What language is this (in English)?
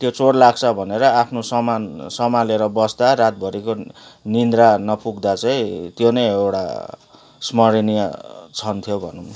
Nepali